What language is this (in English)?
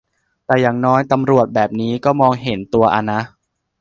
Thai